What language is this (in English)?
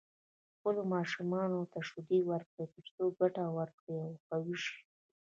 Pashto